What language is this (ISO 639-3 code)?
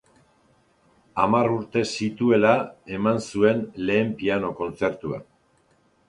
eus